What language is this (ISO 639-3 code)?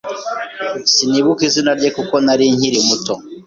kin